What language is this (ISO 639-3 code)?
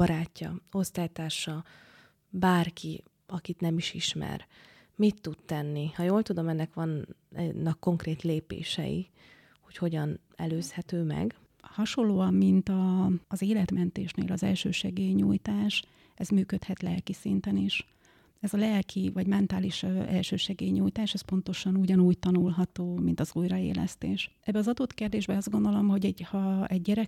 hun